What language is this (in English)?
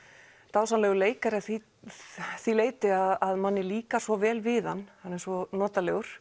Icelandic